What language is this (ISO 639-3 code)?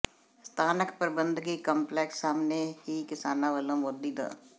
pan